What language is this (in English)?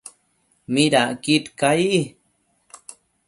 Matsés